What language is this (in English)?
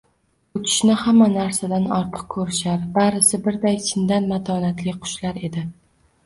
Uzbek